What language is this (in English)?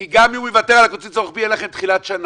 Hebrew